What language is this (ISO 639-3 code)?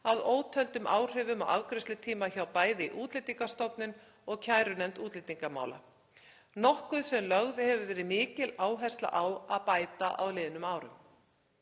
isl